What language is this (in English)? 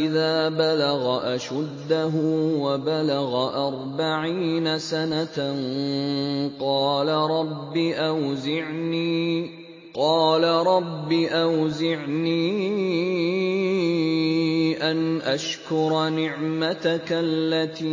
Arabic